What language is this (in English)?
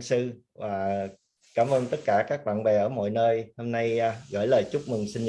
Vietnamese